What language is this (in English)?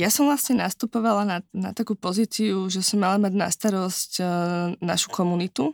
Slovak